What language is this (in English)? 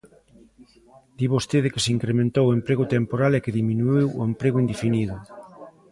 Galician